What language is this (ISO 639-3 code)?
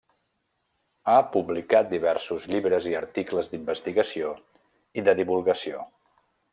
cat